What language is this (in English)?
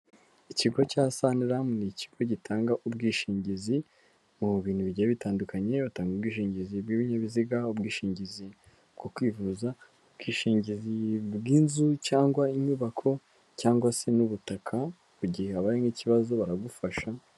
Kinyarwanda